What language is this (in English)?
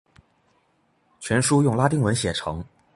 Chinese